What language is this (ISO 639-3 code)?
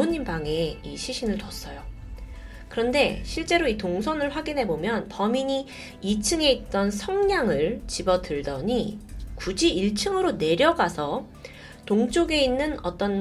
kor